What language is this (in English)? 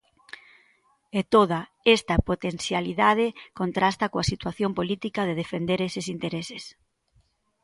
Galician